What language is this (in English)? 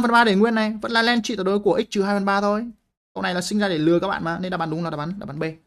Vietnamese